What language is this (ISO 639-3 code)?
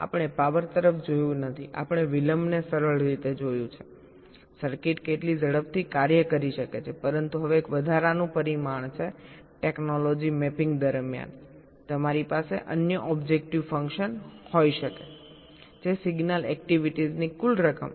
guj